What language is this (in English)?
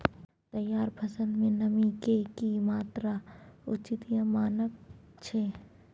Maithili